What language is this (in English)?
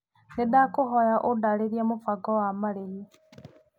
Kikuyu